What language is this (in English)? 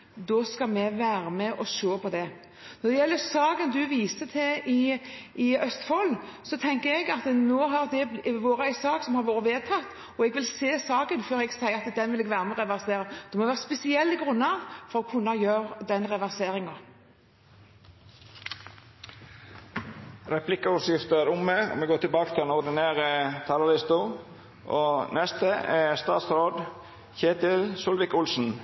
Norwegian